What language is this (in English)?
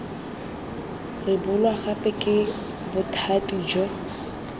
Tswana